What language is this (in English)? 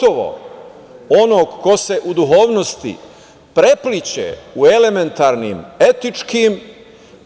Serbian